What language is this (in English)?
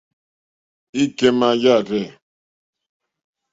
Mokpwe